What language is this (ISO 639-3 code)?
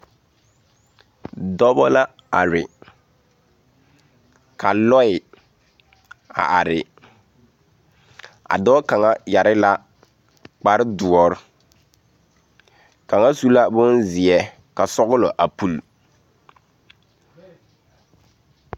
dga